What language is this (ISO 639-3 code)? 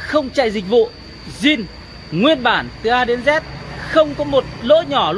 vie